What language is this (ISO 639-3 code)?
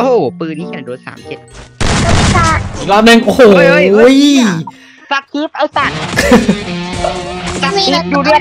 tha